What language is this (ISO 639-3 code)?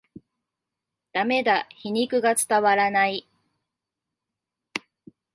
jpn